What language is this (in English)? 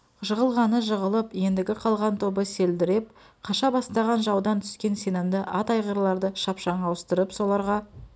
Kazakh